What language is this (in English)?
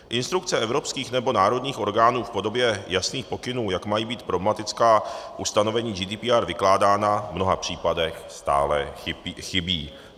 Czech